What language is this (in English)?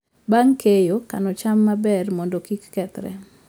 Luo (Kenya and Tanzania)